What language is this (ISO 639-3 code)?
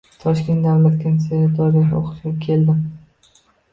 uzb